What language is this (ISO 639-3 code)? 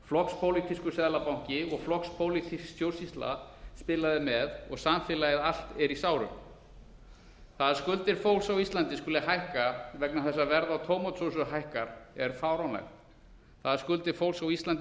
isl